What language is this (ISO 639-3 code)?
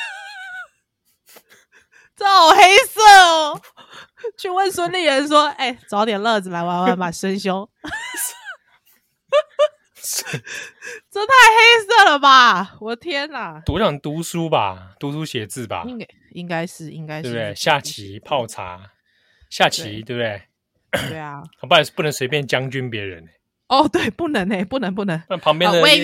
zho